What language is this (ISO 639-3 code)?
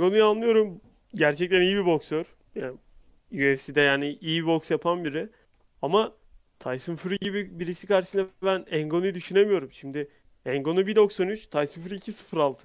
tur